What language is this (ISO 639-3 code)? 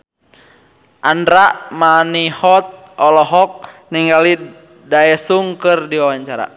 sun